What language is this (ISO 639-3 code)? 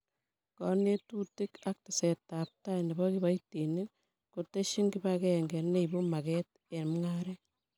kln